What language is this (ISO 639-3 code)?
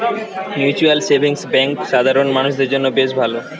ben